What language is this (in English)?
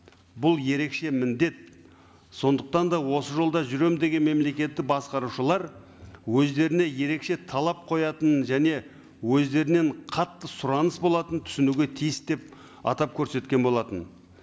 Kazakh